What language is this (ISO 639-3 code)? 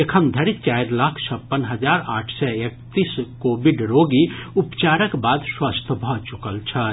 mai